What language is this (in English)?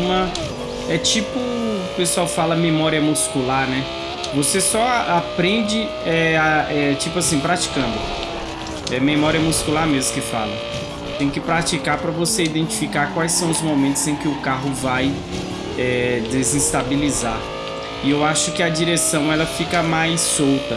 Portuguese